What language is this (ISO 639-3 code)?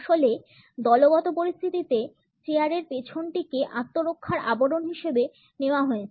ben